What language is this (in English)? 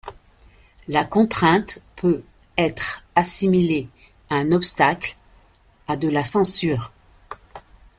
French